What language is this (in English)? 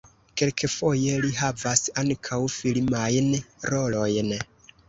Esperanto